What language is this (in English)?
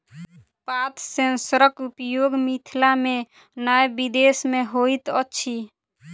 Maithili